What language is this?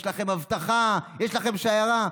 Hebrew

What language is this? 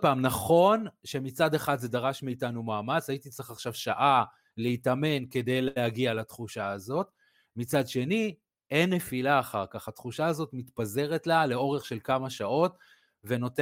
Hebrew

